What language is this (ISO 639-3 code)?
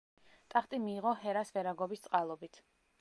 kat